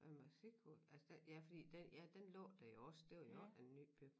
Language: Danish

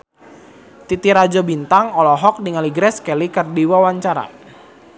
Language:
Sundanese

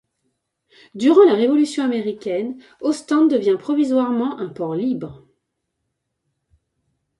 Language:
French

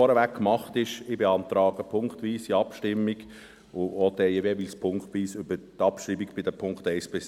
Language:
Swiss German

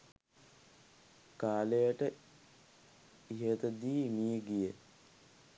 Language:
Sinhala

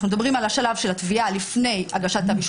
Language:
Hebrew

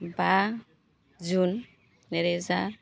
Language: Bodo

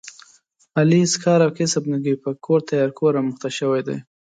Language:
Pashto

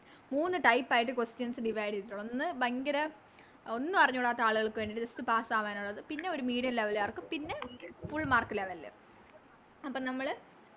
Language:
Malayalam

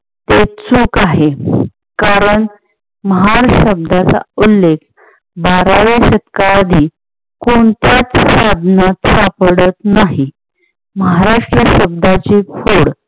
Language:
Marathi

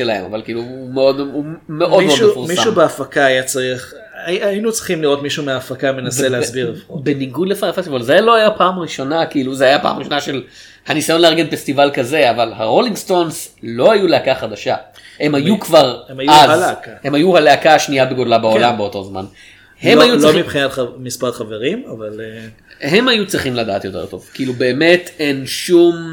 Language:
Hebrew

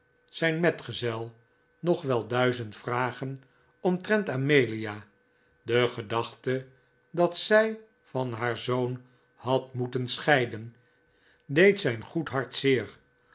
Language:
Dutch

